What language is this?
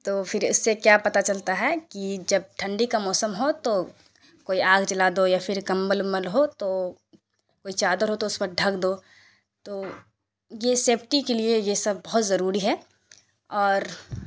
Urdu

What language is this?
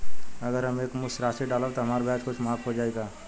Bhojpuri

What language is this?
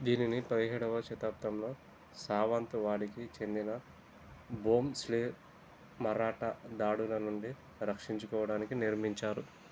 Telugu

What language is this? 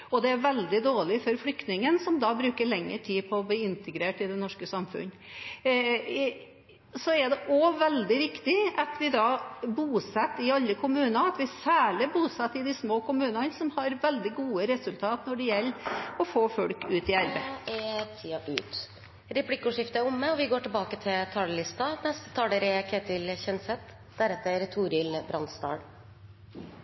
Norwegian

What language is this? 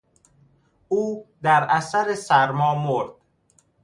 Persian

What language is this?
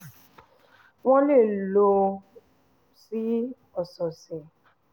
Yoruba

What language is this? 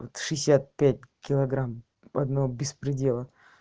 Russian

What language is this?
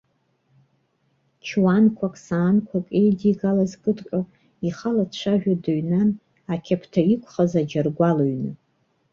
Abkhazian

